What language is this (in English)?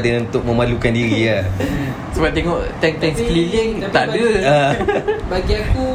Malay